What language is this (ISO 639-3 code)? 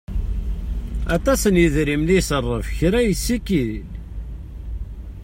kab